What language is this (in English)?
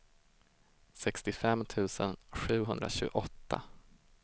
Swedish